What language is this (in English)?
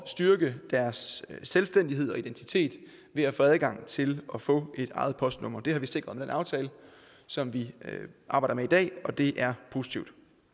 Danish